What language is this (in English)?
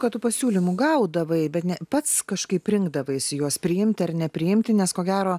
Lithuanian